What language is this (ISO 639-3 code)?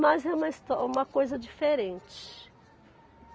por